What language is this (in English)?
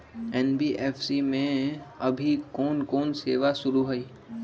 Magahi